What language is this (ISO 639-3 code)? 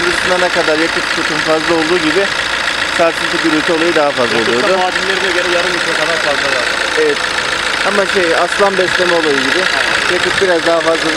tur